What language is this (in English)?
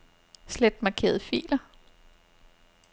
Danish